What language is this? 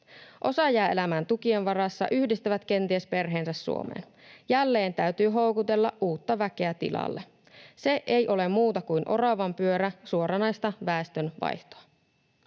Finnish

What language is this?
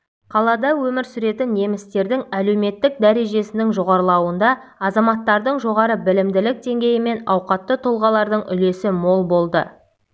Kazakh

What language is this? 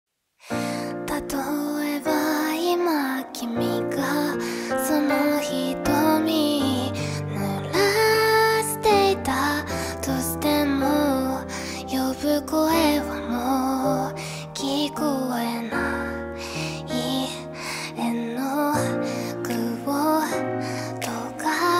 Korean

